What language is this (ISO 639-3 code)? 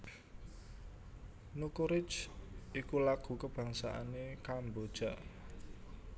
jav